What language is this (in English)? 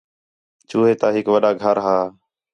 Khetrani